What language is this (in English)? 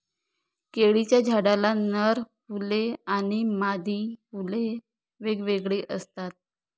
Marathi